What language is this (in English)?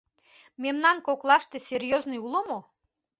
Mari